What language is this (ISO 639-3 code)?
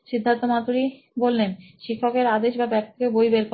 ben